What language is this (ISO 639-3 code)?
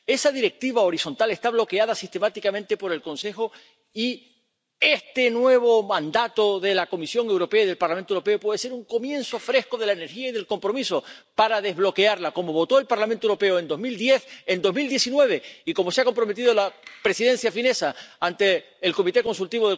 spa